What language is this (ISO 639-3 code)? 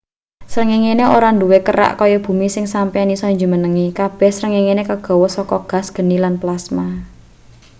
jav